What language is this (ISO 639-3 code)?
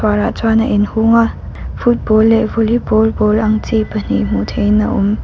lus